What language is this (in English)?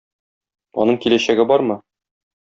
Tatar